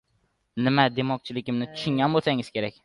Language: Uzbek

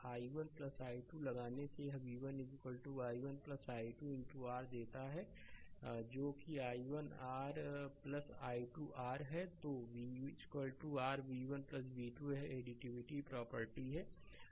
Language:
Hindi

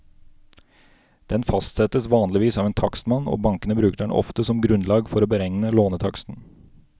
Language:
Norwegian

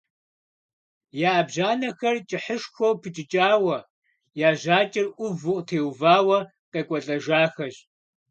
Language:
Kabardian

